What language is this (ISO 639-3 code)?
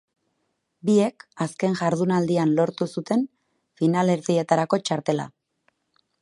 eus